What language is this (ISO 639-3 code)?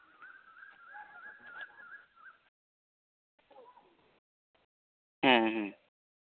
sat